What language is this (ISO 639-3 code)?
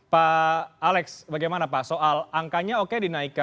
ind